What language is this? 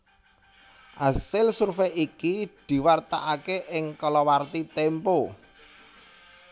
Javanese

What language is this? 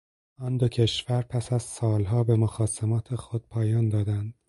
Persian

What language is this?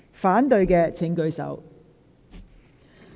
Cantonese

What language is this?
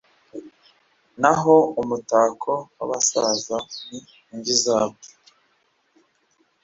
Kinyarwanda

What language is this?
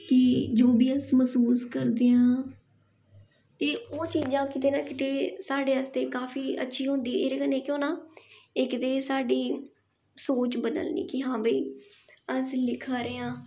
Dogri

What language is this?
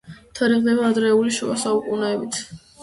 Georgian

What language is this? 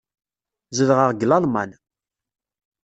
Kabyle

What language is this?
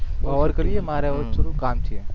Gujarati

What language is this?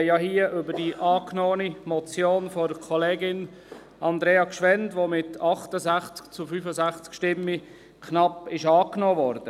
Swiss German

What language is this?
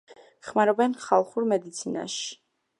Georgian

